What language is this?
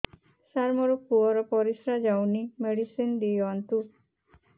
Odia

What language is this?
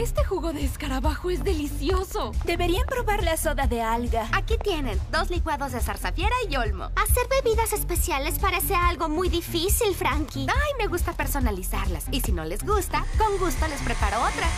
Spanish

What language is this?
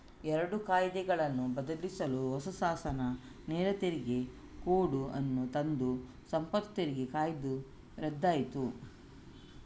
Kannada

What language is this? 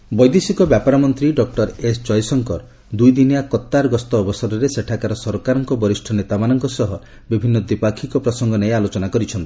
Odia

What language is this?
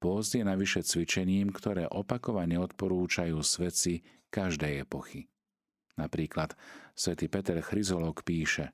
Slovak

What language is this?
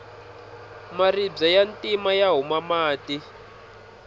Tsonga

